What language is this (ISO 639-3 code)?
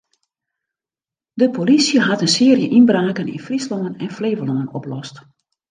fry